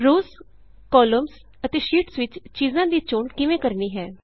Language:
Punjabi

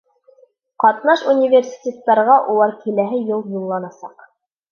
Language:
Bashkir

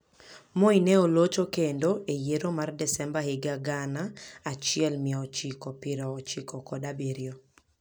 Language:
Luo (Kenya and Tanzania)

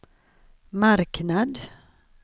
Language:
Swedish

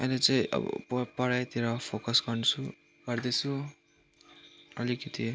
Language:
Nepali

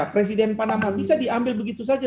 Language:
Indonesian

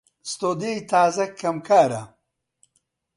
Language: Central Kurdish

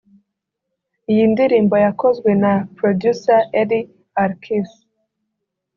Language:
Kinyarwanda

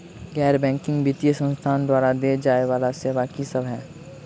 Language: Maithili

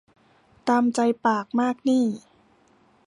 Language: Thai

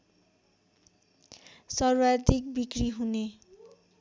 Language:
Nepali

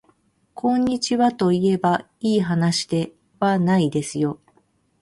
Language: Japanese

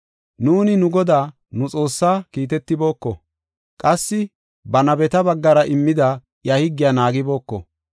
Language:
Gofa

